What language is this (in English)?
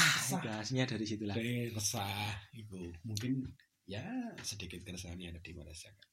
Indonesian